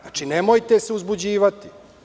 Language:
Serbian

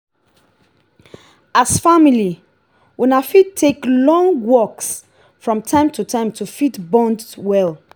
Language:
Nigerian Pidgin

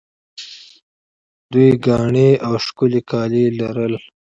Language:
Pashto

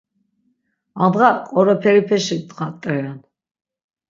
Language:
Laz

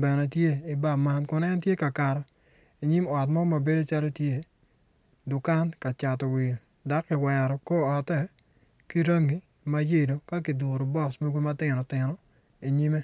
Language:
Acoli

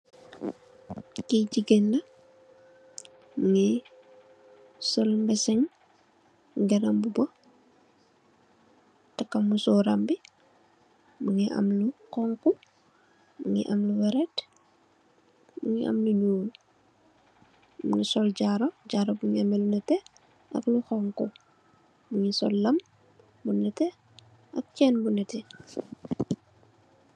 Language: Wolof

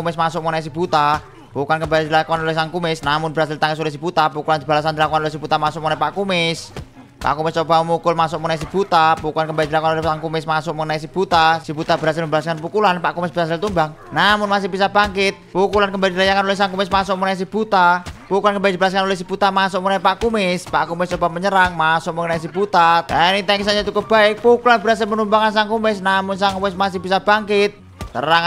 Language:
Indonesian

